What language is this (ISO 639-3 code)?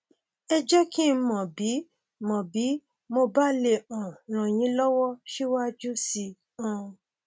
yor